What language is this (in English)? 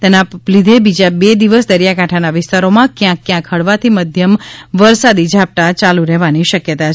Gujarati